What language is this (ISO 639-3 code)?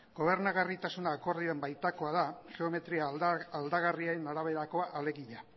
eus